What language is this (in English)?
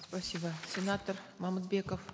Kazakh